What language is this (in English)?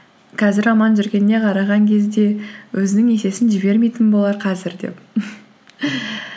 Kazakh